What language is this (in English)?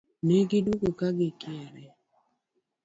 Luo (Kenya and Tanzania)